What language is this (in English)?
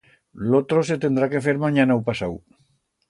Aragonese